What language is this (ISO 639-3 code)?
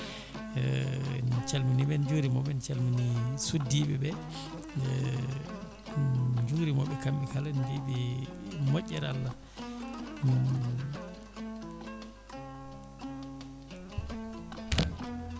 ful